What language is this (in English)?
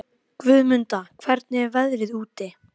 Icelandic